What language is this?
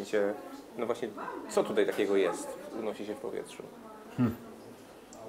Polish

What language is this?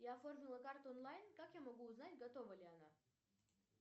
Russian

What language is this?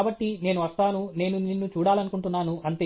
Telugu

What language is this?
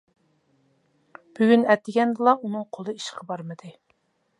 Uyghur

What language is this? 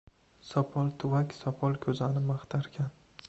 Uzbek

